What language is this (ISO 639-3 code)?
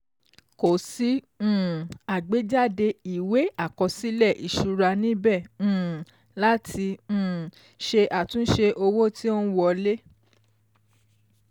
yor